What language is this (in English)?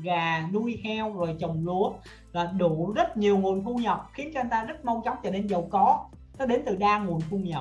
Vietnamese